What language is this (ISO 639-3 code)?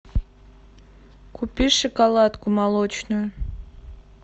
rus